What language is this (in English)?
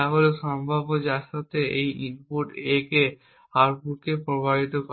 Bangla